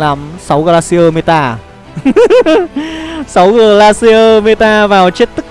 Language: Vietnamese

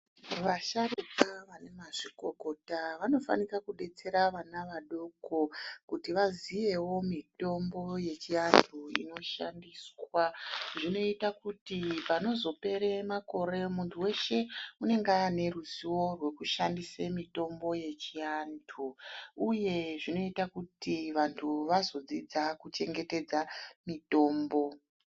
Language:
Ndau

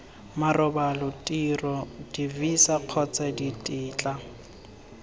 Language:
Tswana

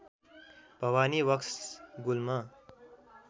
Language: Nepali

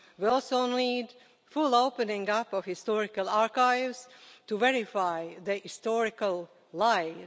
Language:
English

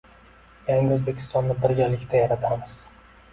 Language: Uzbek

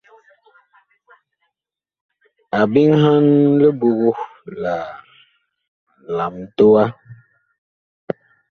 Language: Bakoko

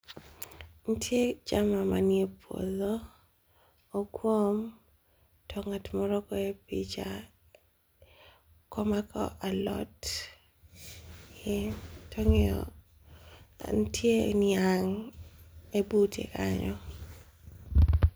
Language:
Luo (Kenya and Tanzania)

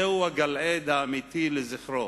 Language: Hebrew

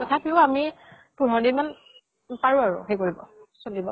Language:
Assamese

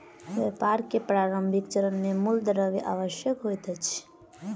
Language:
Maithili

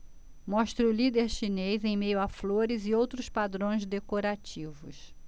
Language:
Portuguese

